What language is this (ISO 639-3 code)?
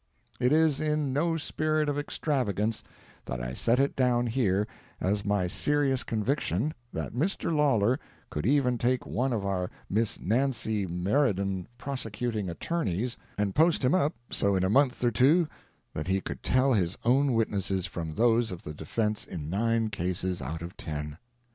eng